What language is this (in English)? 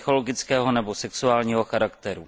Czech